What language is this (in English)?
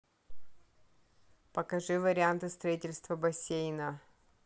Russian